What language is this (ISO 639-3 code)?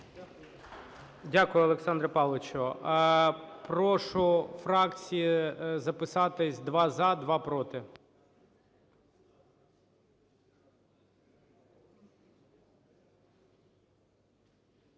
ukr